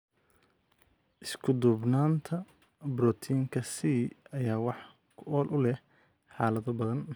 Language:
Somali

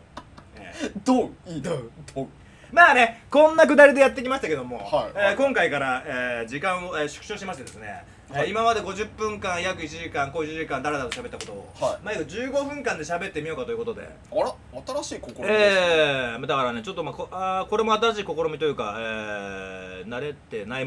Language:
Japanese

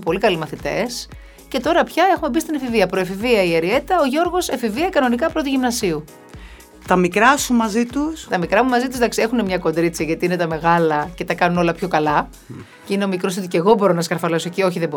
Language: Greek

